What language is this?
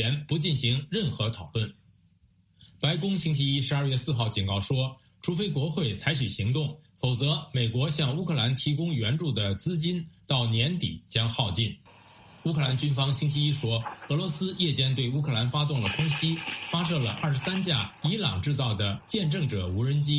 Chinese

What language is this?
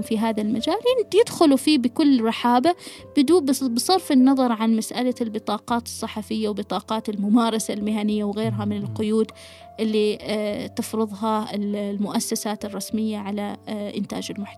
Arabic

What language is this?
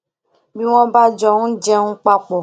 Yoruba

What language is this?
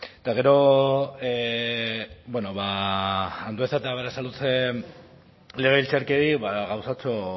Basque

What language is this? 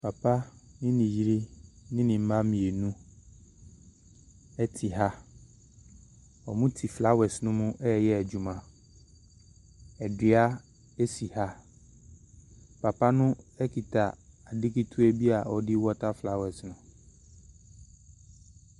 Akan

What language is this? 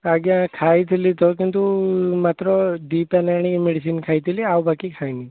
Odia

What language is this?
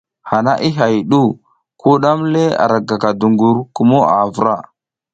South Giziga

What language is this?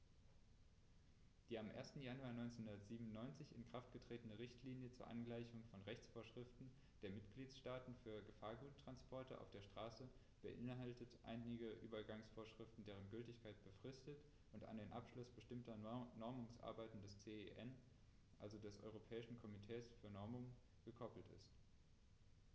German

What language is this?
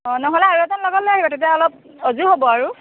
Assamese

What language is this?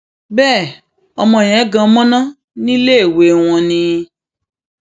Yoruba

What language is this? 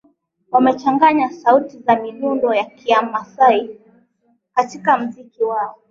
Swahili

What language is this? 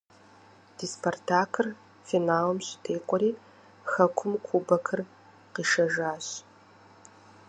Kabardian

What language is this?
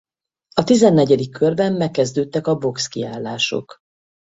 Hungarian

